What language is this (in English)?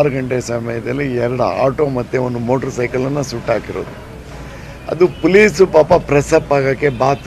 Kannada